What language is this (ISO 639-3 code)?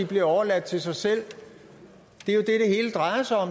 dan